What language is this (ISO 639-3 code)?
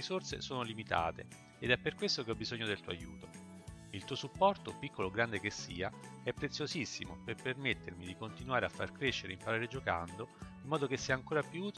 ita